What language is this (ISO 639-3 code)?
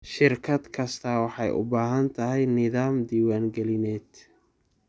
som